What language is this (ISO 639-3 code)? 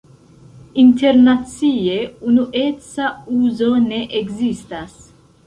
epo